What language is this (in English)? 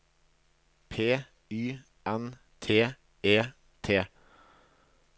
Norwegian